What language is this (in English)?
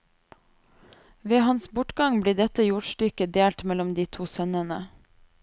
Norwegian